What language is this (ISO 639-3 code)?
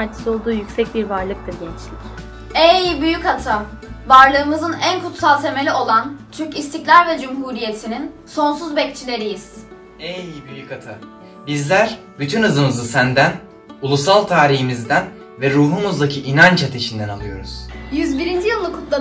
tur